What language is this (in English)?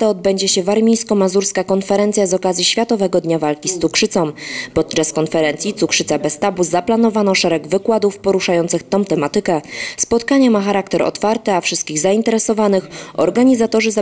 Polish